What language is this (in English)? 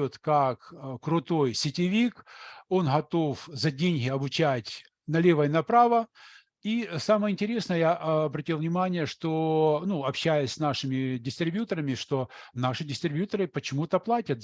Russian